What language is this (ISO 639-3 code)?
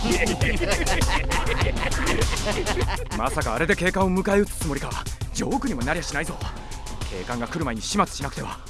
jpn